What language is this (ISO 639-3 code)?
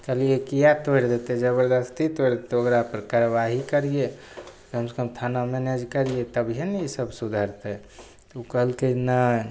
mai